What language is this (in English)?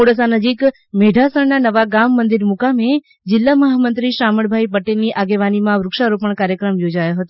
Gujarati